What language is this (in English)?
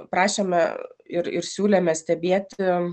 Lithuanian